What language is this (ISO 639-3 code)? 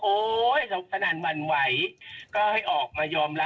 tha